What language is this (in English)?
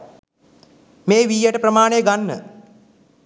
Sinhala